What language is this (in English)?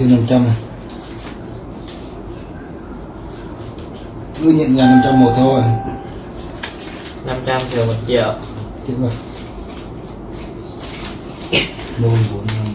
Vietnamese